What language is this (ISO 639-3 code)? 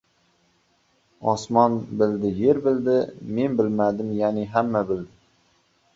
uzb